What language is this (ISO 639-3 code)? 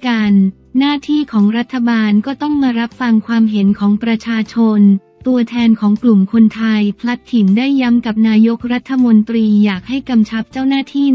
tha